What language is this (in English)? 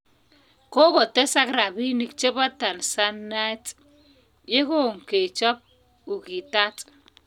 Kalenjin